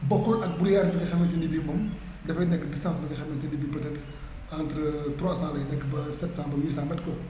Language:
Wolof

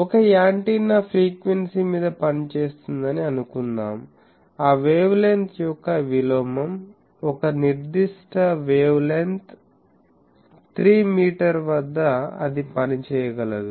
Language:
Telugu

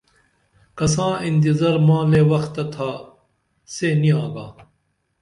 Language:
Dameli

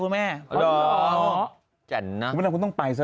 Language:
Thai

